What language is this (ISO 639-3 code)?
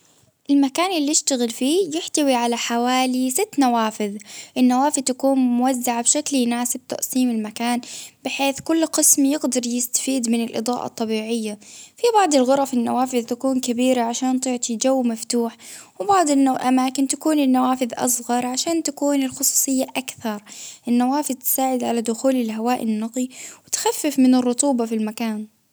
abv